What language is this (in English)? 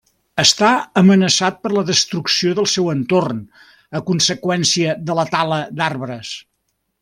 Catalan